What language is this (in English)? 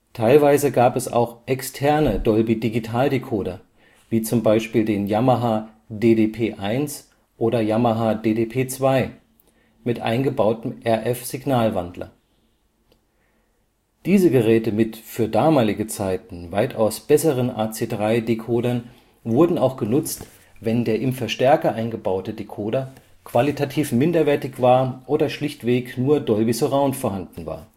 German